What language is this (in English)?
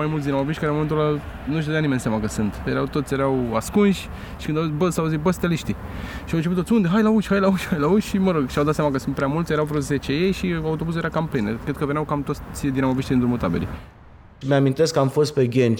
Romanian